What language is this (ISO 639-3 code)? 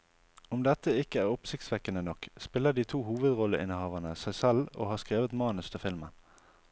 nor